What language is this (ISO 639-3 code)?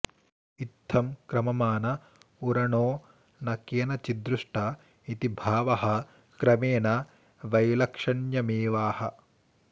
san